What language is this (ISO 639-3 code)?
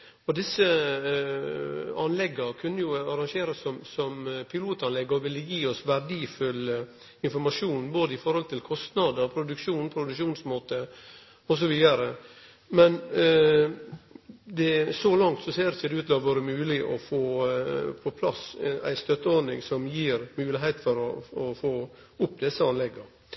nno